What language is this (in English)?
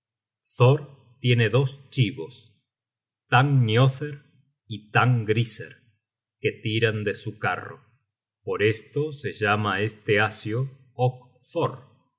Spanish